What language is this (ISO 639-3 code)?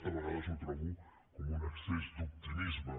cat